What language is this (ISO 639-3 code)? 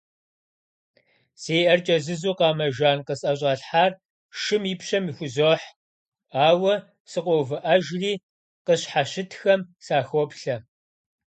kbd